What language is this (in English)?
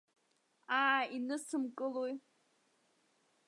Abkhazian